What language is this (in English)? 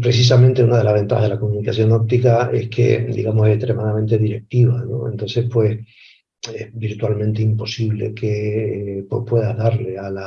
Spanish